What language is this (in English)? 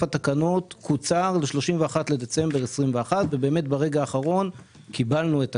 Hebrew